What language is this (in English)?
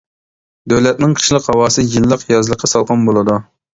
Uyghur